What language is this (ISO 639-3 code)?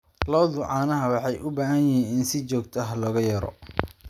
som